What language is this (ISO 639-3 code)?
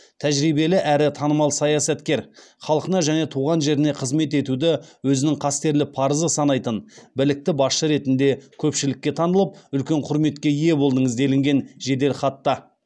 kaz